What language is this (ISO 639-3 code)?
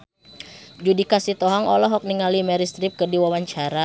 sun